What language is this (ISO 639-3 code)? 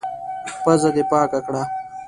pus